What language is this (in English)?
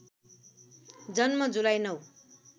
Nepali